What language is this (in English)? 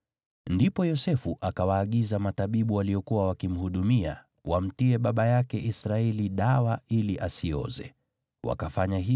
Swahili